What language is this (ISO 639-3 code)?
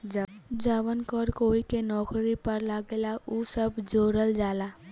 bho